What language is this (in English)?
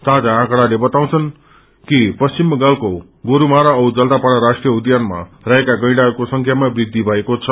Nepali